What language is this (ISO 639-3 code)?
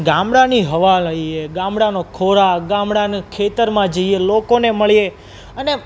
guj